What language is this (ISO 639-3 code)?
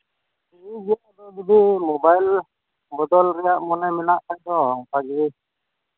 sat